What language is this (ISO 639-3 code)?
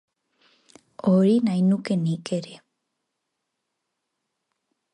eus